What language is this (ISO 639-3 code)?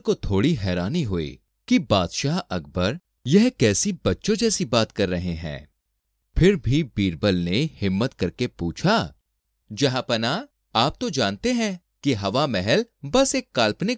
hin